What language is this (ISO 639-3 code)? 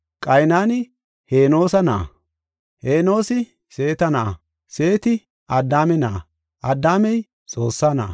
gof